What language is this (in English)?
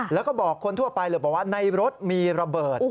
Thai